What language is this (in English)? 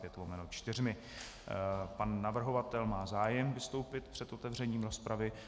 Czech